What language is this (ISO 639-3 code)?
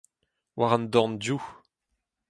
bre